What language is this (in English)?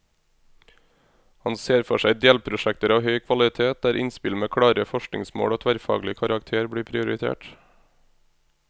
Norwegian